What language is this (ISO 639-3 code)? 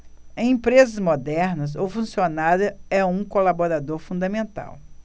por